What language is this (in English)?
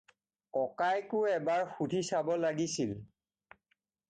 Assamese